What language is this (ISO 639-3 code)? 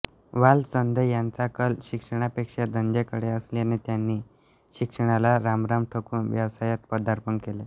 mar